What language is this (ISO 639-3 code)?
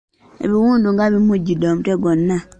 lug